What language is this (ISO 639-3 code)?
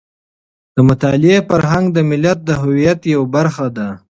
pus